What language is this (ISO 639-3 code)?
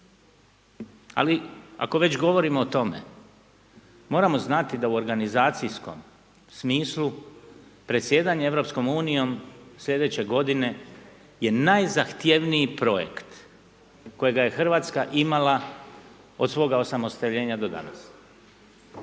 hrv